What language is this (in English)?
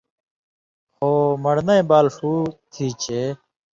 Indus Kohistani